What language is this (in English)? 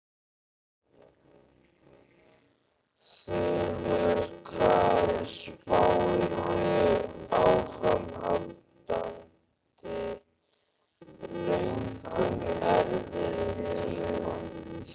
Icelandic